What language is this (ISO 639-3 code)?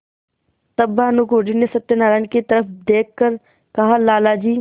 hin